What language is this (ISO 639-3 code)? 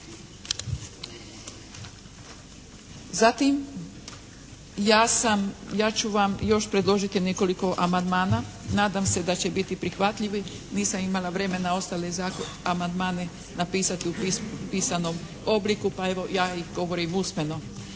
hrv